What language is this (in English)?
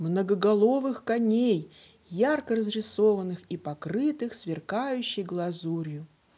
Russian